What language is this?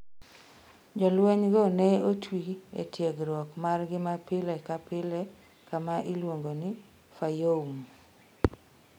Luo (Kenya and Tanzania)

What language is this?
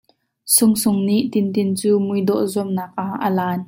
Hakha Chin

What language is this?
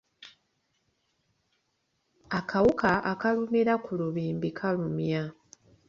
Ganda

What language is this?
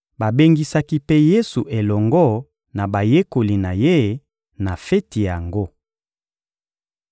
Lingala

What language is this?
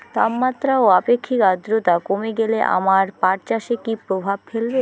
Bangla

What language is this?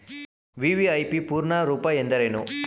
Kannada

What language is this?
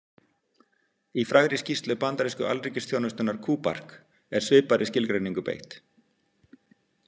Icelandic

